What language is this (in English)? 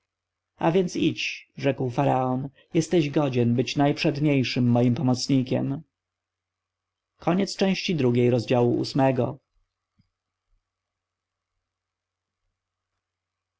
Polish